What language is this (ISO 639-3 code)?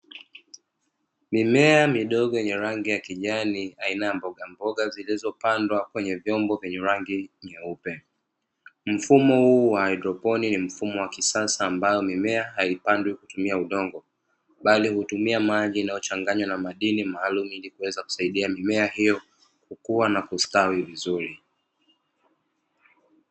swa